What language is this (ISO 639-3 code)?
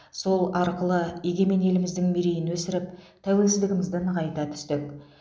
kaz